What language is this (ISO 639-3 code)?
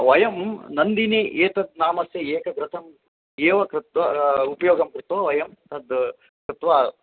san